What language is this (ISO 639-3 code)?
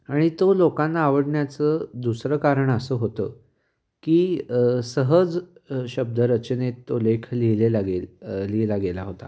mar